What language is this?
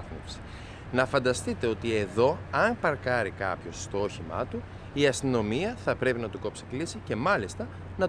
Greek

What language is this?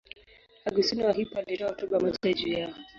Swahili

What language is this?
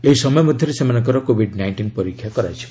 Odia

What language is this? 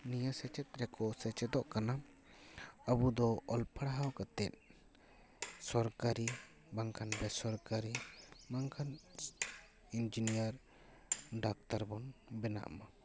Santali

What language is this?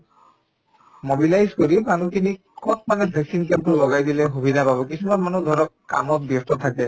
Assamese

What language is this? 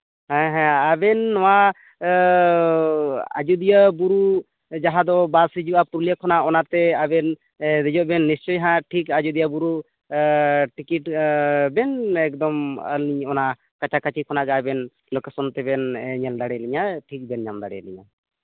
Santali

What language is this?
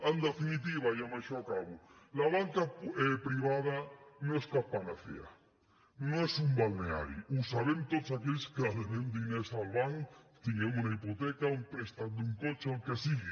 Catalan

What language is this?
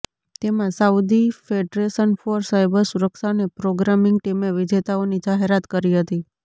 Gujarati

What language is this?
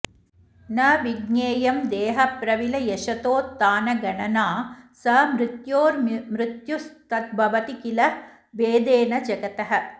Sanskrit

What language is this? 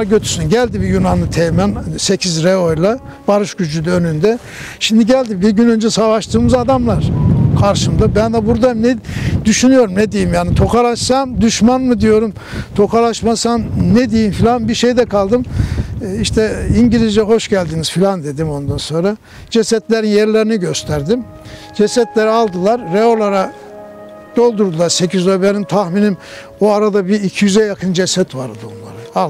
Turkish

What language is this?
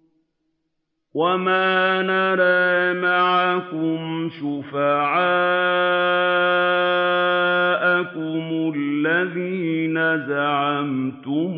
Arabic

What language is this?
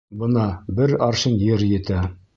Bashkir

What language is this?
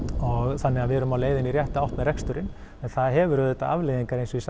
Icelandic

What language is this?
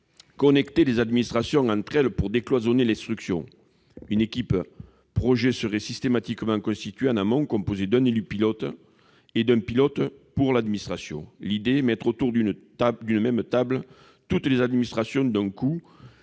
French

